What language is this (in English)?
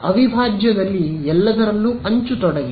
Kannada